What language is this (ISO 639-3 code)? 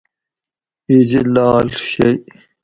gwc